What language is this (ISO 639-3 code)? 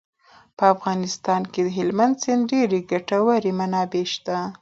pus